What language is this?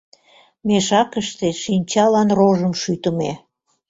Mari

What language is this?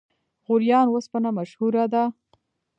Pashto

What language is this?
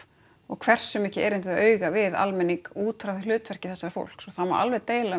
Icelandic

